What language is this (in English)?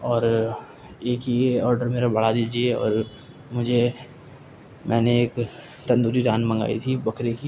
Urdu